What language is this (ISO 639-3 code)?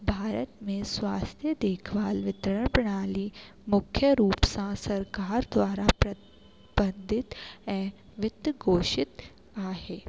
snd